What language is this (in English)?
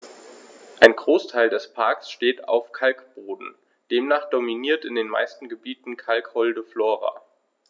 German